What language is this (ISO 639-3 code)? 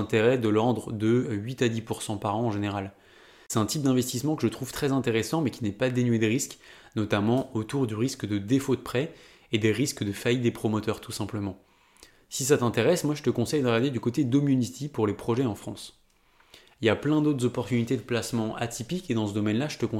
fra